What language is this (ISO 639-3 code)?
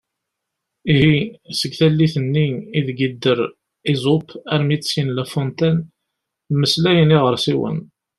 kab